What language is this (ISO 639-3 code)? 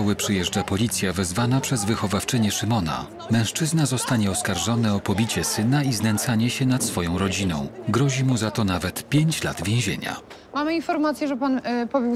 pol